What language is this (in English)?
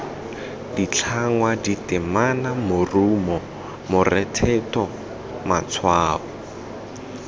Tswana